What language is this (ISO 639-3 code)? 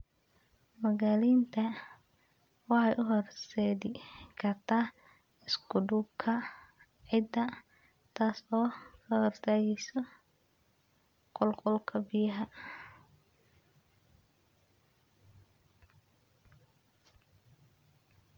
som